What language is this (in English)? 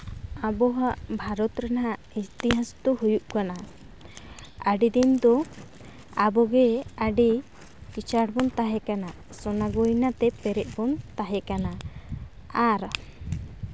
Santali